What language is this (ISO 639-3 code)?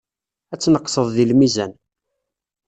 kab